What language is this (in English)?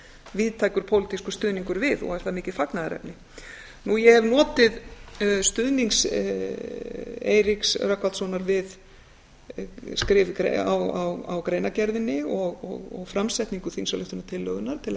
Icelandic